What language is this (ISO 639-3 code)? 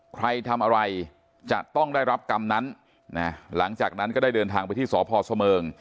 tha